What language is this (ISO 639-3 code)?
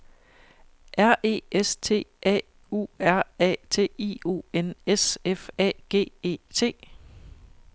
dan